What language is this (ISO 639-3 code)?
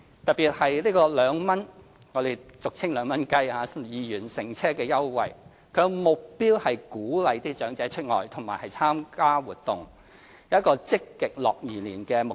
yue